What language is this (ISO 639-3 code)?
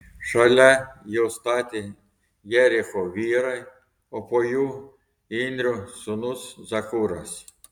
lit